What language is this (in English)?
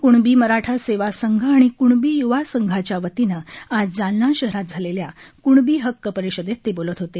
Marathi